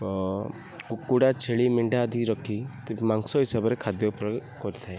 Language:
Odia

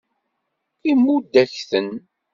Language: Kabyle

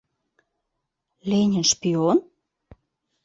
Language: Mari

